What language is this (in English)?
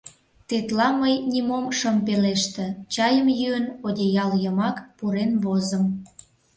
Mari